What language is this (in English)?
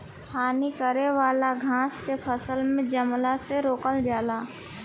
Bhojpuri